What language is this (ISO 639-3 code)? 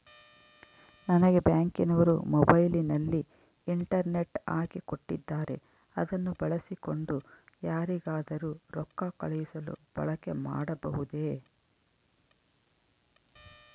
kan